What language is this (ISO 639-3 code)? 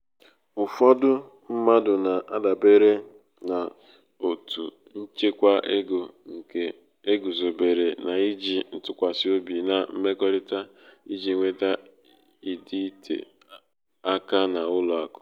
ibo